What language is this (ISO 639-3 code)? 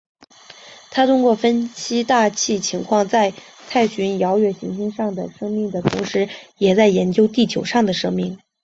zho